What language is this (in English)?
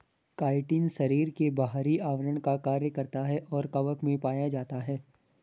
Hindi